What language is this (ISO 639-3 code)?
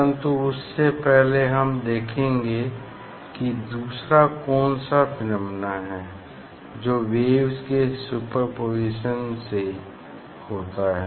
hin